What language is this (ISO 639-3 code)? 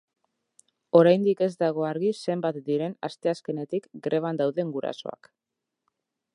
eus